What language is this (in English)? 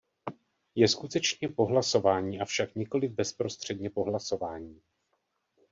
Czech